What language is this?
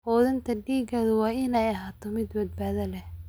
Somali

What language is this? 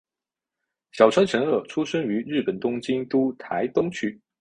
Chinese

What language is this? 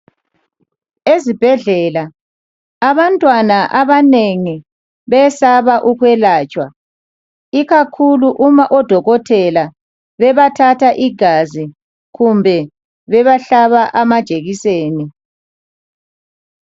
North Ndebele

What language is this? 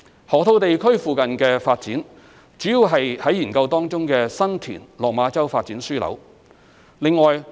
Cantonese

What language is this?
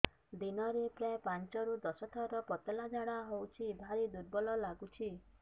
Odia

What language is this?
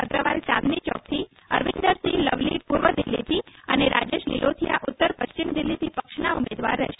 Gujarati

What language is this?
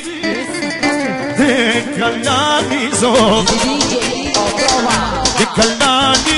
Arabic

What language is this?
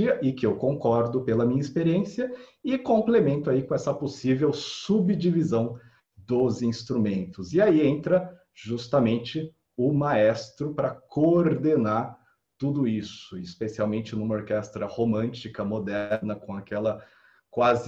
Portuguese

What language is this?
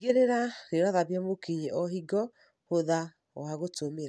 Kikuyu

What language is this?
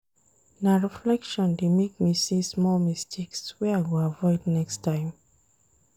Nigerian Pidgin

